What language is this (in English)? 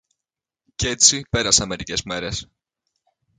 Greek